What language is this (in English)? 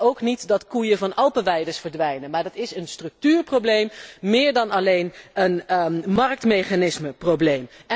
Dutch